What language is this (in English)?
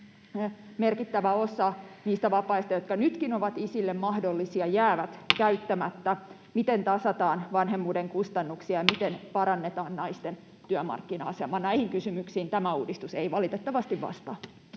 Finnish